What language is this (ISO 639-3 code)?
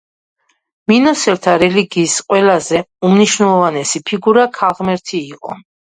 kat